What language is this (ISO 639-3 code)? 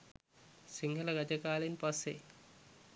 sin